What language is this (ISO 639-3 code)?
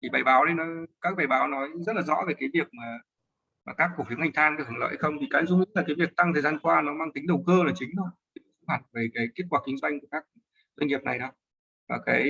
vie